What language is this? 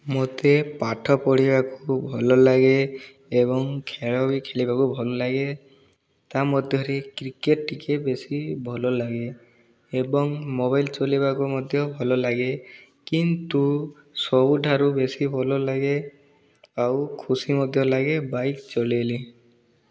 Odia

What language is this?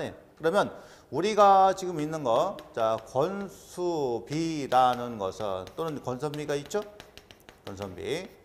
Korean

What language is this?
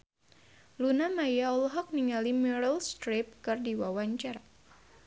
Sundanese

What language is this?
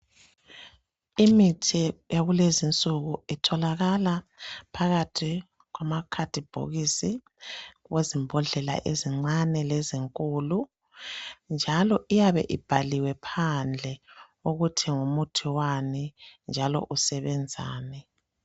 North Ndebele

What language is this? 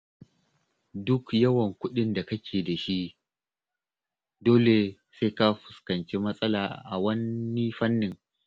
Hausa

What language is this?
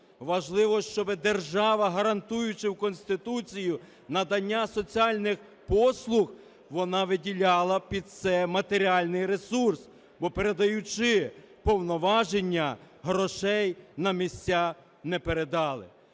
Ukrainian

